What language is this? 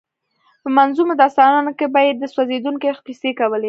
Pashto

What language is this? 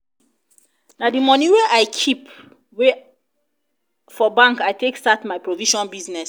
Nigerian Pidgin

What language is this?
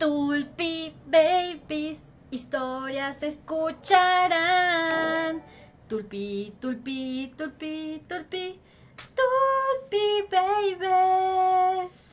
Spanish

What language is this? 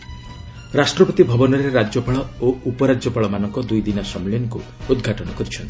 Odia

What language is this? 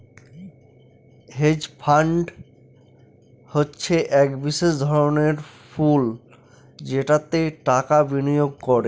Bangla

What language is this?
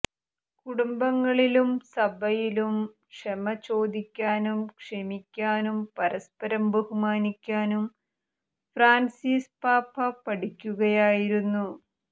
Malayalam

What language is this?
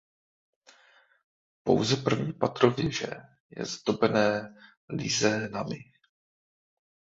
Czech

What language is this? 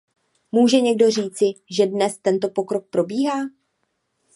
Czech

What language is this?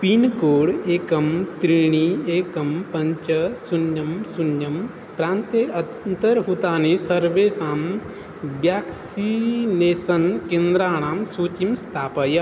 Sanskrit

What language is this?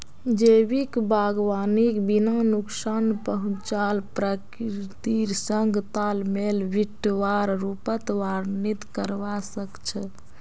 Magahi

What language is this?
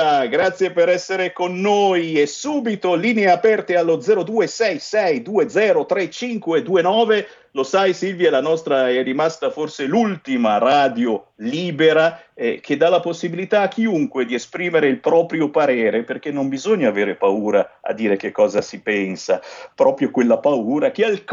Italian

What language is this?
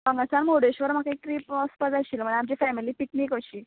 Konkani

